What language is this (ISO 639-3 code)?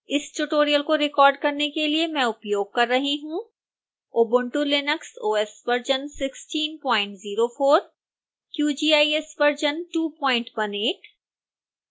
hin